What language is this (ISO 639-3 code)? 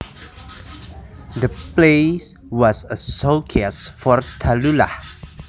jav